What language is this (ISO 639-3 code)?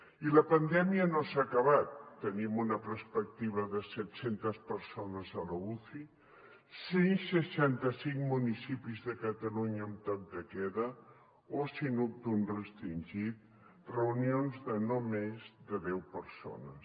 cat